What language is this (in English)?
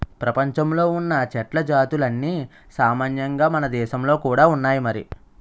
Telugu